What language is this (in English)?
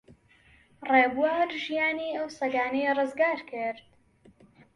Central Kurdish